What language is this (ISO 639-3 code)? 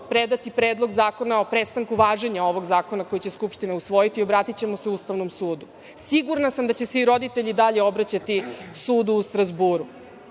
srp